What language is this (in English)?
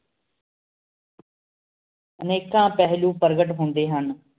Punjabi